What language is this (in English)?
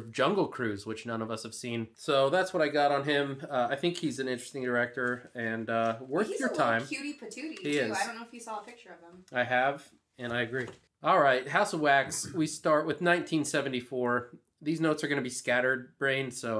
English